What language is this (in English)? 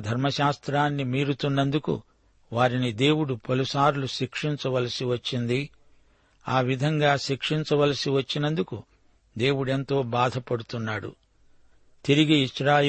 Telugu